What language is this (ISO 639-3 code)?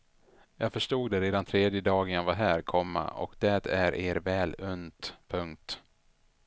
swe